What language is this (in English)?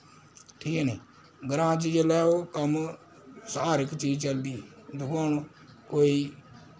Dogri